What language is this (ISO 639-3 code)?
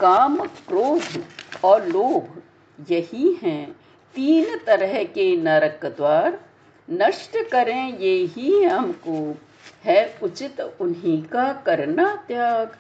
hin